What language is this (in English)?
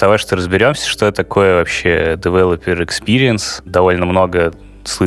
Russian